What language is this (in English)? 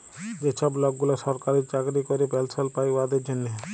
Bangla